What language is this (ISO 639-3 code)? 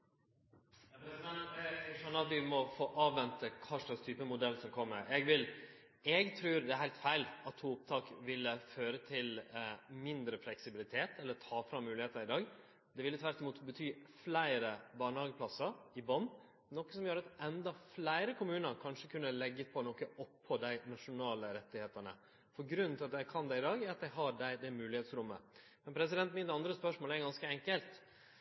nno